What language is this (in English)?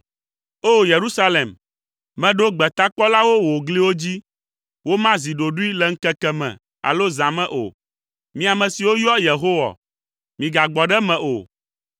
Ewe